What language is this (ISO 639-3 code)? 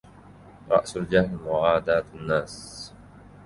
ara